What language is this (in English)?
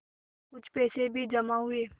Hindi